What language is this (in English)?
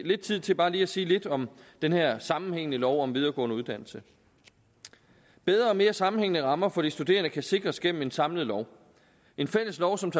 Danish